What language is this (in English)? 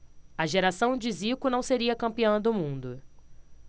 Portuguese